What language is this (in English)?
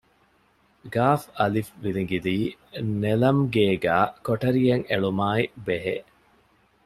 Divehi